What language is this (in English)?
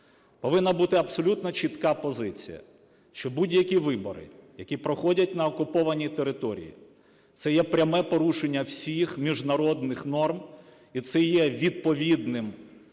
Ukrainian